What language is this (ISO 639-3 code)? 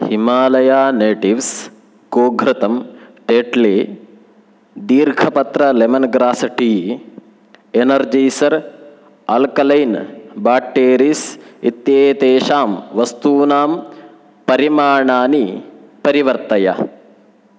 san